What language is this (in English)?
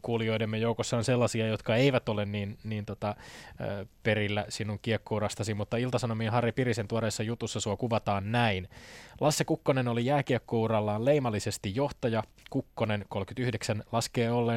Finnish